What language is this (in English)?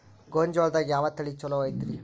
Kannada